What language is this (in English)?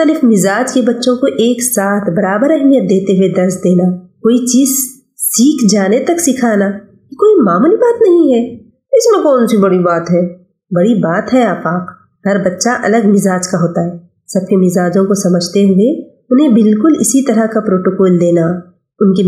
Urdu